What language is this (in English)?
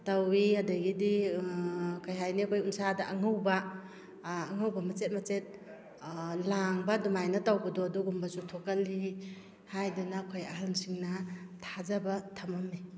Manipuri